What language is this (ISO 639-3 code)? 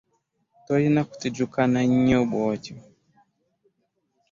lug